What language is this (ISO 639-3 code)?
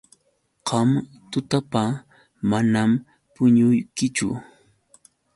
qux